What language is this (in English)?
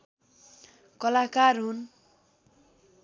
Nepali